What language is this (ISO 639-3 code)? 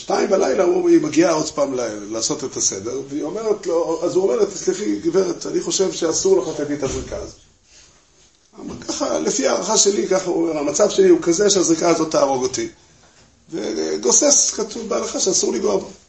heb